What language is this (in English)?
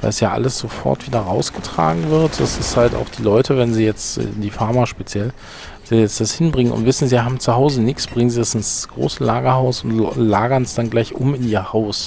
German